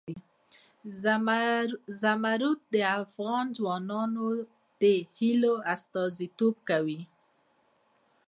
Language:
Pashto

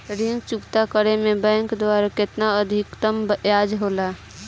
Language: Bhojpuri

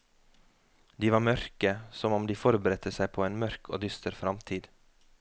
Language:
Norwegian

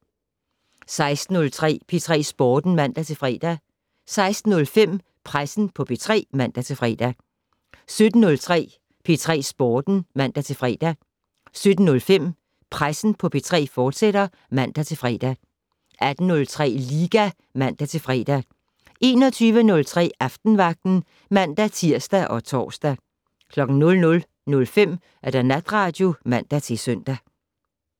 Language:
Danish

